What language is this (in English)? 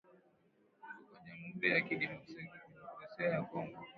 Swahili